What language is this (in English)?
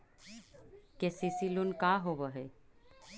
Magahi